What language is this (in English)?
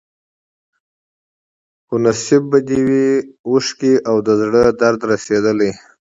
Pashto